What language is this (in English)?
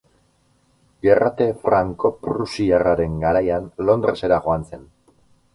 Basque